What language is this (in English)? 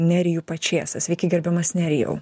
Lithuanian